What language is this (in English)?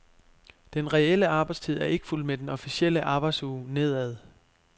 Danish